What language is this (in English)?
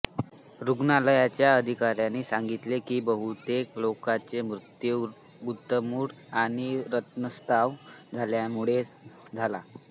Marathi